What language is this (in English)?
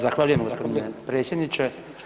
Croatian